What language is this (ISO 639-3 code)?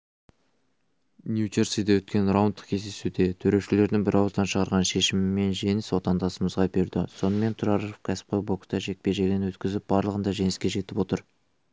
kaz